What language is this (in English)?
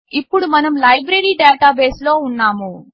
Telugu